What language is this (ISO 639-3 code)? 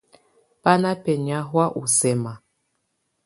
tvu